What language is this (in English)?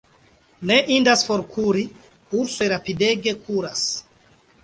Esperanto